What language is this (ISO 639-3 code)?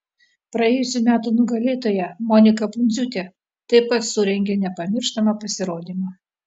lit